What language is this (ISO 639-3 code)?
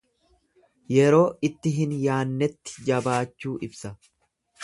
orm